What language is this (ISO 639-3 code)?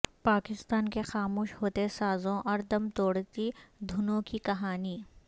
urd